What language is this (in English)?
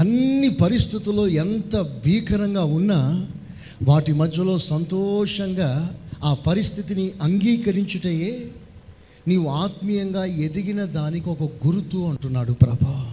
Telugu